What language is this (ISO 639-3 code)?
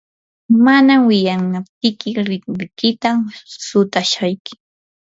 qur